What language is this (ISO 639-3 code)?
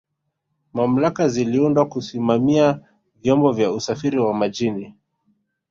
swa